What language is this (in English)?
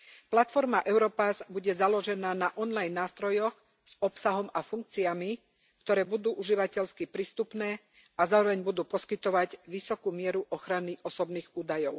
Slovak